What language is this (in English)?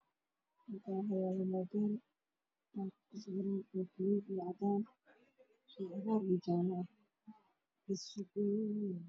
Somali